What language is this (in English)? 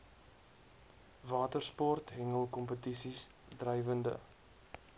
Afrikaans